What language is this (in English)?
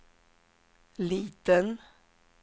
Swedish